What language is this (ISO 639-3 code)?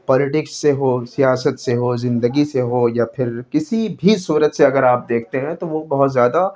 urd